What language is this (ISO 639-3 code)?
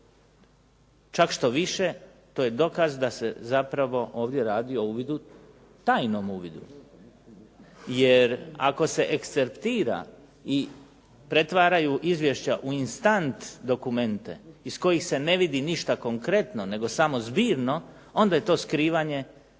hrv